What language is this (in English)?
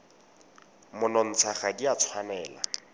Tswana